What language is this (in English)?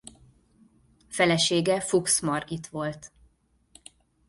Hungarian